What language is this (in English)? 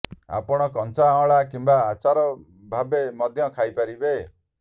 Odia